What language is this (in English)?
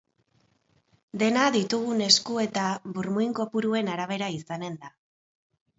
Basque